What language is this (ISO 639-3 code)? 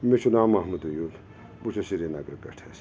kas